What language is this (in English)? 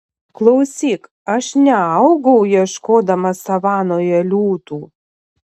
Lithuanian